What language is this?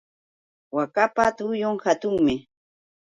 Yauyos Quechua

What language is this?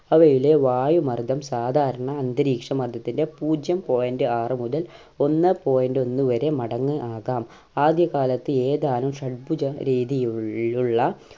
Malayalam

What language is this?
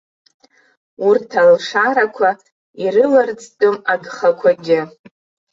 Abkhazian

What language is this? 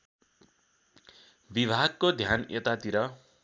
Nepali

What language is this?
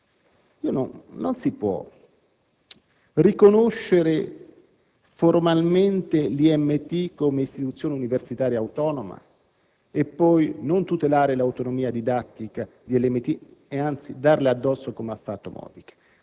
Italian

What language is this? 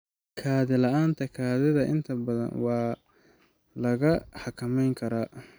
Somali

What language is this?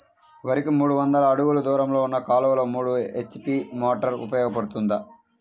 Telugu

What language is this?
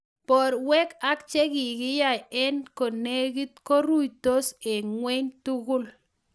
Kalenjin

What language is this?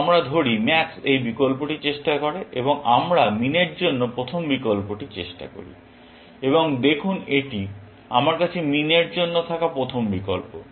Bangla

